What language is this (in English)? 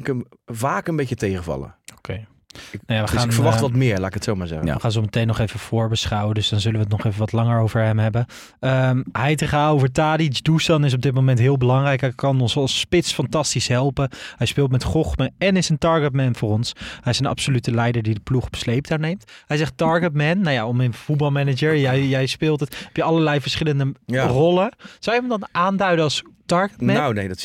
Dutch